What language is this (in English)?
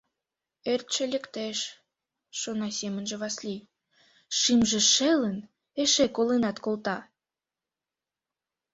Mari